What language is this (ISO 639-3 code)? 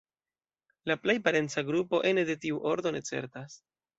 epo